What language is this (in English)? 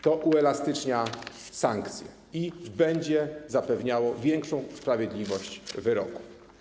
Polish